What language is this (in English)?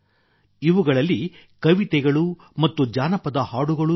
Kannada